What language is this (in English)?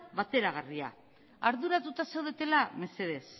Basque